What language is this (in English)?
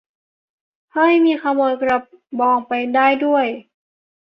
Thai